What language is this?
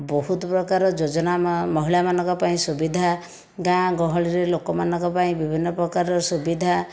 Odia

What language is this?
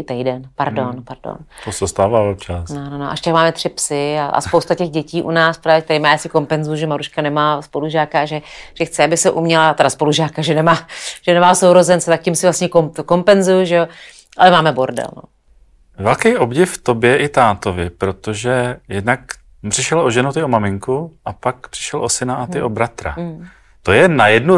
Czech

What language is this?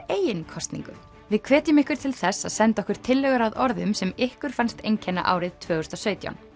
Icelandic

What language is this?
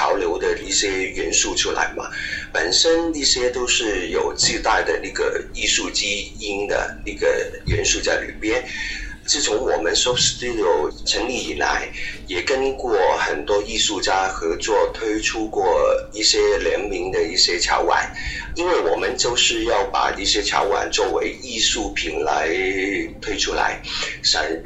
Chinese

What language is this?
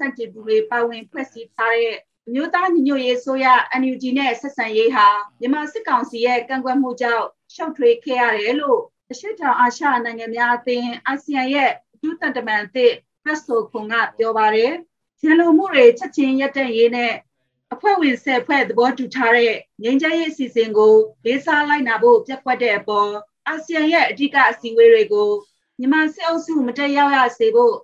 Thai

